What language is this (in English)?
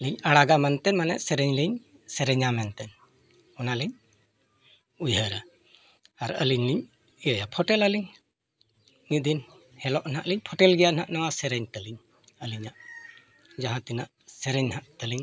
Santali